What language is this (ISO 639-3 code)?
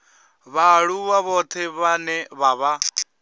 ven